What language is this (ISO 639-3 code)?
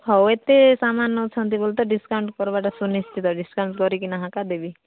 ori